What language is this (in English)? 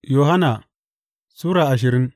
Hausa